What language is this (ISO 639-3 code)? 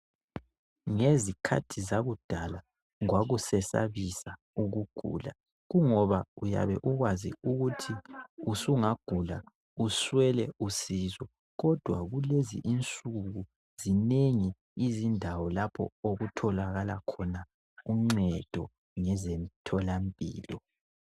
nde